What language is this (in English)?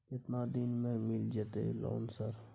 Maithili